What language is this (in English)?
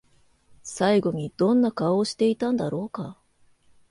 Japanese